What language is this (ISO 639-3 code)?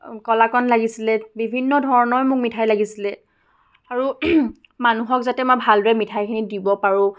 asm